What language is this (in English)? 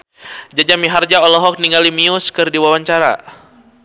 Sundanese